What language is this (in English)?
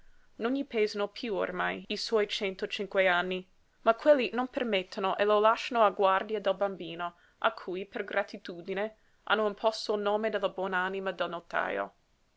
Italian